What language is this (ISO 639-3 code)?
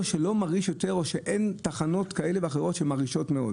heb